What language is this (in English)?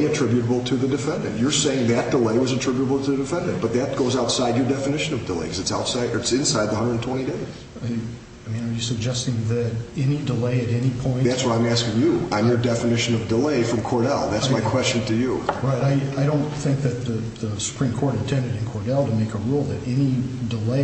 English